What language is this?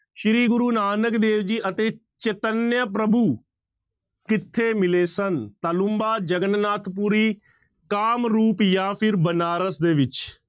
Punjabi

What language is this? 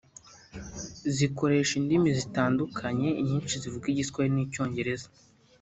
Kinyarwanda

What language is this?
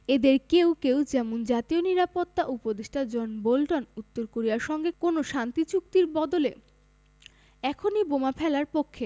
Bangla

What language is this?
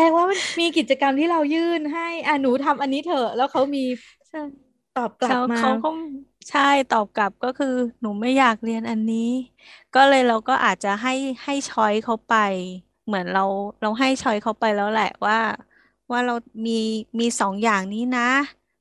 Thai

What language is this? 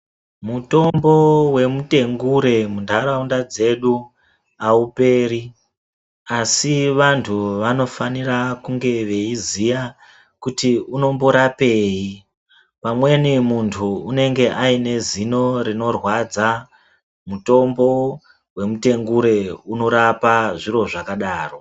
Ndau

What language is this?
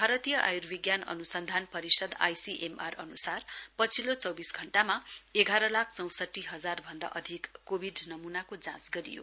Nepali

